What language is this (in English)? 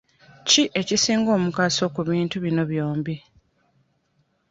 Ganda